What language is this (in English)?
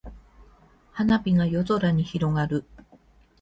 Japanese